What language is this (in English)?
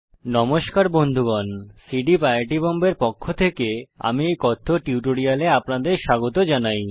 Bangla